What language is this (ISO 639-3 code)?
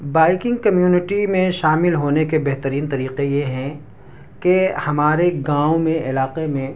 urd